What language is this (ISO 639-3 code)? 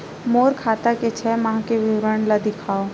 hne